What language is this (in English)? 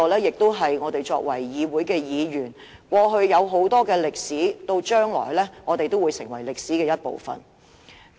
Cantonese